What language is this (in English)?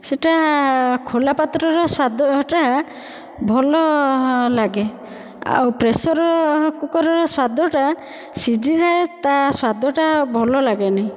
Odia